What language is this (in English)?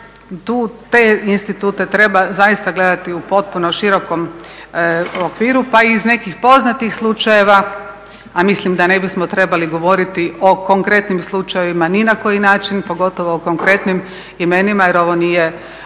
Croatian